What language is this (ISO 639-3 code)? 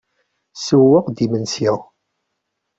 kab